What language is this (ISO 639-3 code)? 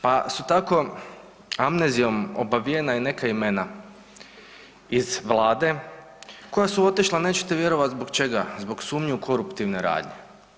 hrv